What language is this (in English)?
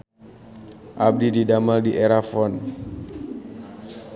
Sundanese